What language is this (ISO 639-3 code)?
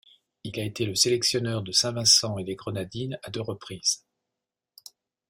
fra